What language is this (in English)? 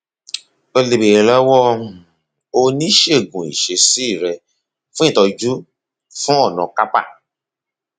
Yoruba